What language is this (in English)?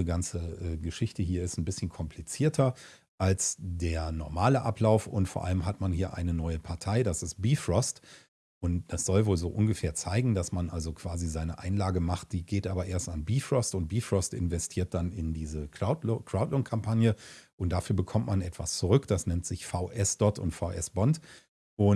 German